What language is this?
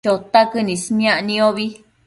Matsés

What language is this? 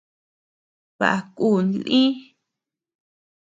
Tepeuxila Cuicatec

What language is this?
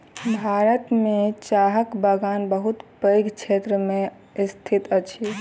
Maithili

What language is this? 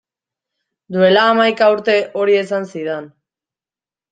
Basque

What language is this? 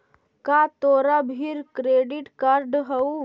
Magahi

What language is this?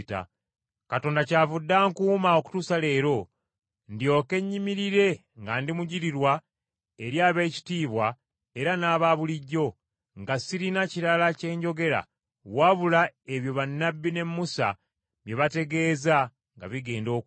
Ganda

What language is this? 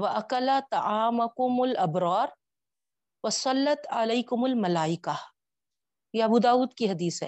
Urdu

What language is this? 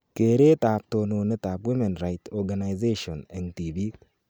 Kalenjin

